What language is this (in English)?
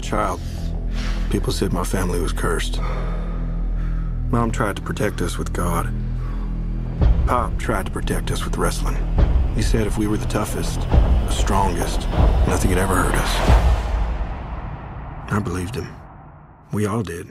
Greek